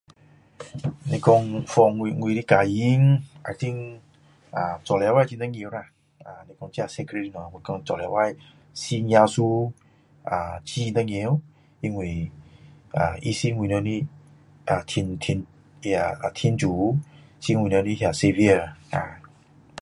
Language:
Min Dong Chinese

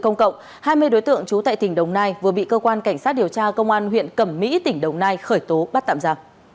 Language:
Vietnamese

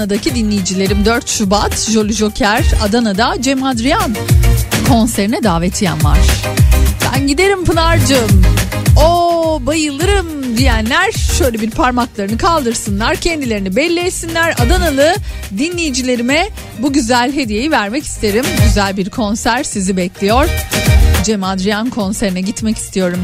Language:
Turkish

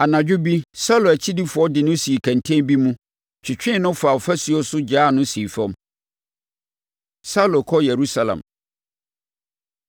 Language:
Akan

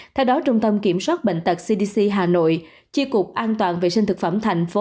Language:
Vietnamese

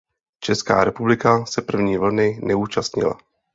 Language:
Czech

